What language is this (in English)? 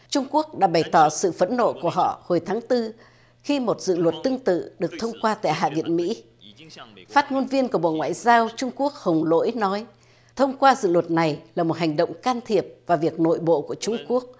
Vietnamese